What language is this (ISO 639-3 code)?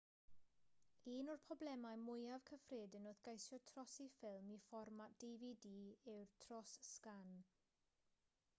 cym